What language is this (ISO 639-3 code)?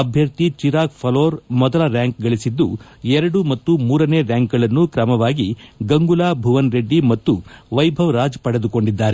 kan